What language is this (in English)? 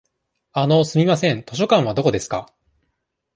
Japanese